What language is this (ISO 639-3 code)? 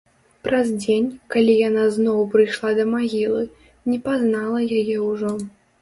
bel